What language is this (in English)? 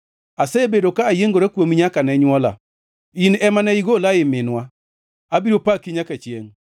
Luo (Kenya and Tanzania)